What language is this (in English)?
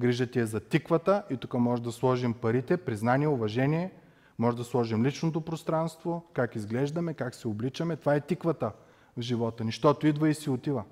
Bulgarian